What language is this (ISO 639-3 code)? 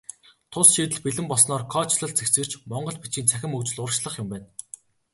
mon